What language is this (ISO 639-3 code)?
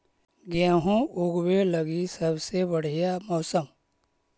mag